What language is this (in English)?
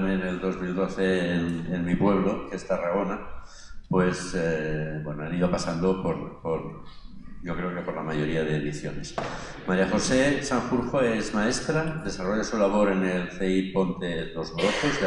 Spanish